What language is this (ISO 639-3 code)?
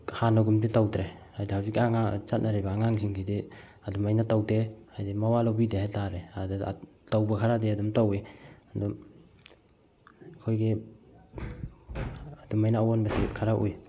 mni